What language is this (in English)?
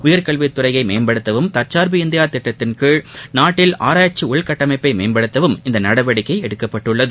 Tamil